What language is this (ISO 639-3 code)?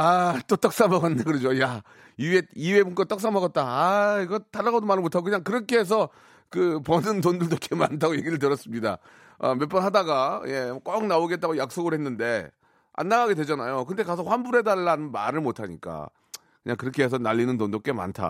kor